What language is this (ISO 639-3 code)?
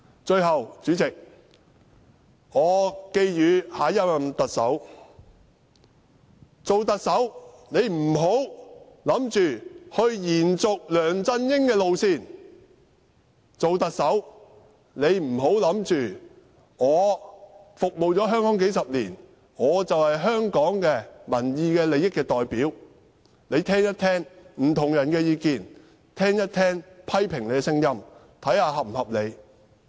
yue